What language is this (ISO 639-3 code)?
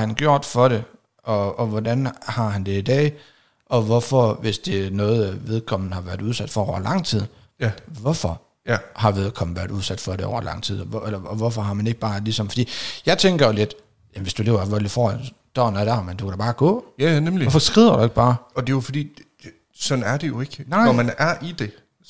dan